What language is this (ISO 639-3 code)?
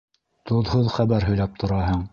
bak